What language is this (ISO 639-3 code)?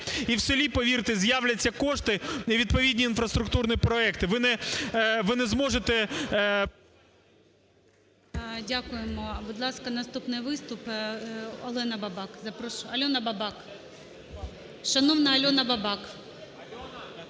ukr